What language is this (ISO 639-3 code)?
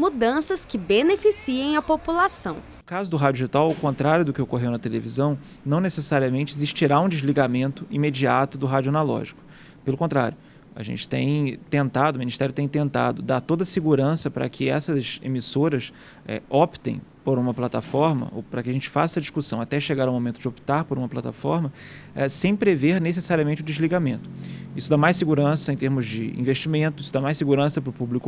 por